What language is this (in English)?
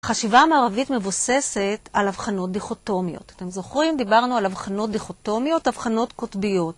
Hebrew